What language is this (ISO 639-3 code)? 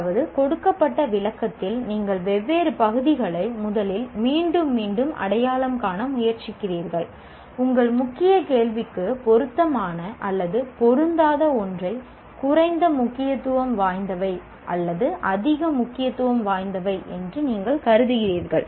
tam